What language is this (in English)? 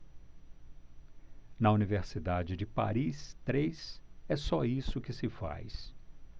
Portuguese